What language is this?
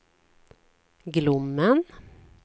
Swedish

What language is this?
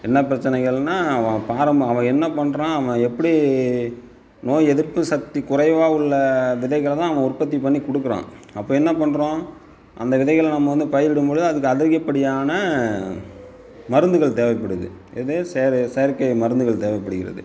Tamil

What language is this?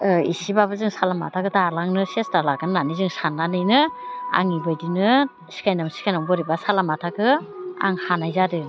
Bodo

